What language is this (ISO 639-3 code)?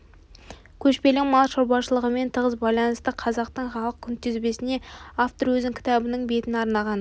kaz